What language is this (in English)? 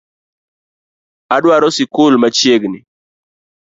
Luo (Kenya and Tanzania)